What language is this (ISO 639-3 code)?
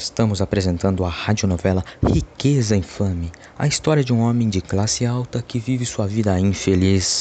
por